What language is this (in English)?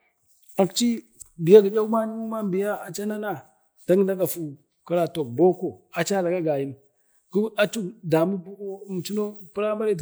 Bade